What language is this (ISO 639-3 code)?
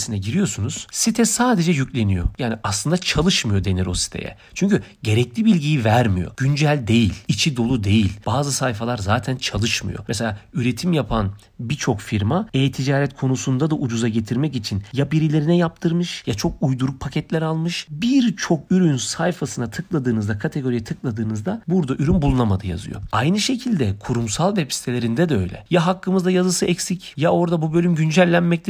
tur